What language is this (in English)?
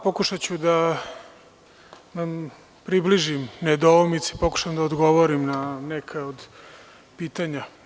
Serbian